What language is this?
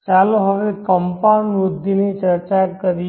Gujarati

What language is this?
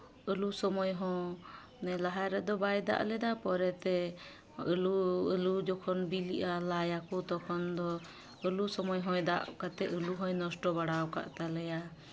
Santali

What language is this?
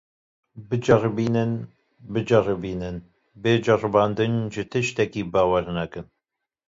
Kurdish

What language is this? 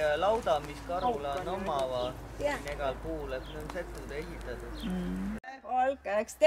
Romanian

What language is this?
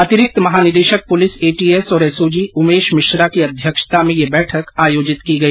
Hindi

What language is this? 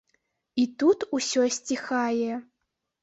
Belarusian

